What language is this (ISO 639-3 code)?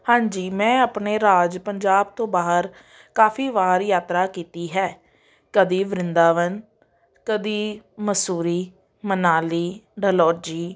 pan